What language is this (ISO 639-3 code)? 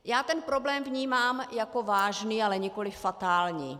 ces